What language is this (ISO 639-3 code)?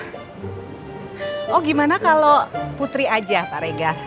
ind